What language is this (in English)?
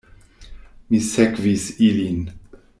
Esperanto